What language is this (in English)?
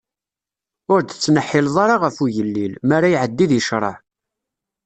Kabyle